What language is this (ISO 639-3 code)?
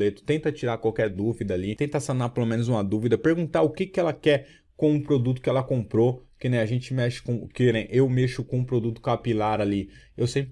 por